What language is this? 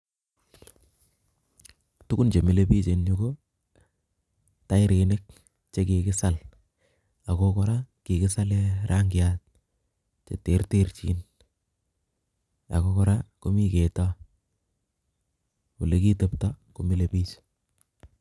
Kalenjin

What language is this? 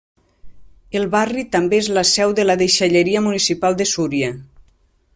Catalan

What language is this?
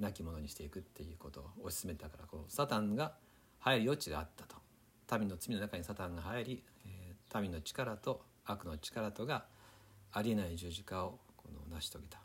Japanese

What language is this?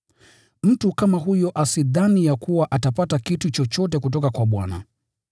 Swahili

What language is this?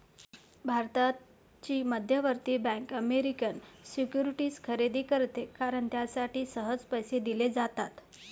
Marathi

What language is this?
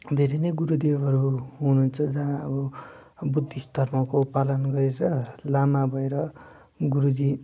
Nepali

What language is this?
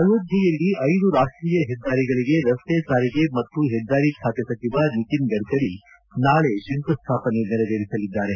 Kannada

